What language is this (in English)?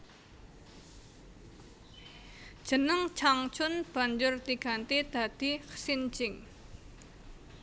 Javanese